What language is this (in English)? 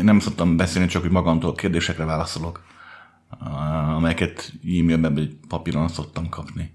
Hungarian